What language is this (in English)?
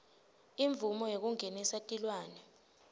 Swati